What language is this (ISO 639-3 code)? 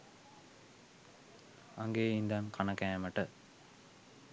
sin